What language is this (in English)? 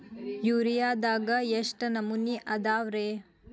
Kannada